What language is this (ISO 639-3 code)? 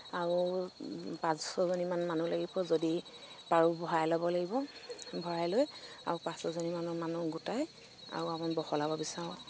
asm